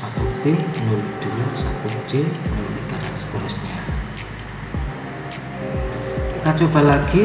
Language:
Indonesian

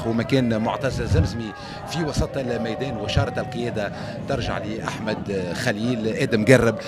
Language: Arabic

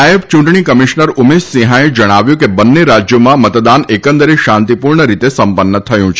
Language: Gujarati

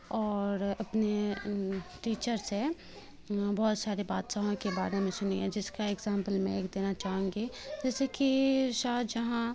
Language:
Urdu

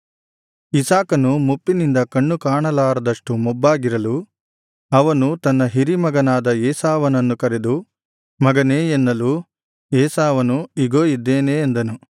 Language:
Kannada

